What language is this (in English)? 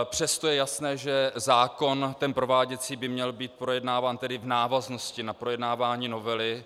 Czech